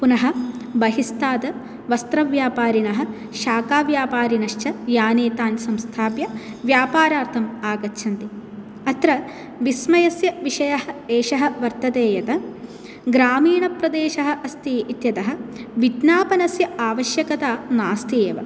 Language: Sanskrit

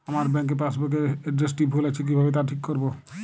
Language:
Bangla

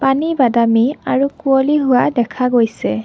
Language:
Assamese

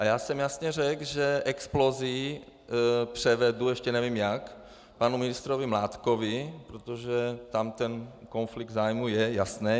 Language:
Czech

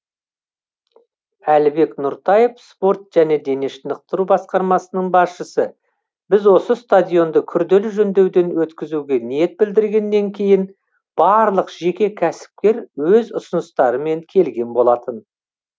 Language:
Kazakh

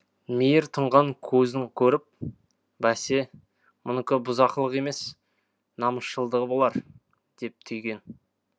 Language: Kazakh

